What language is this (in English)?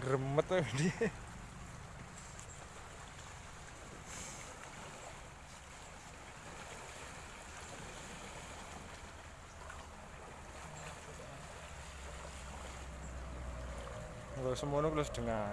Indonesian